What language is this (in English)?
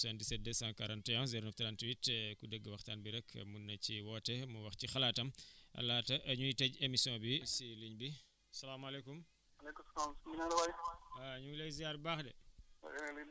Wolof